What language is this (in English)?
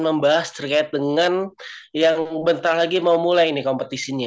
Indonesian